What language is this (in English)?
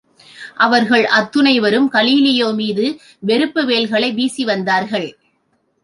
Tamil